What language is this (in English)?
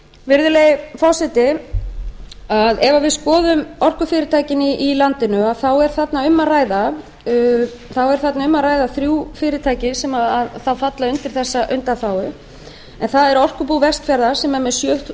Icelandic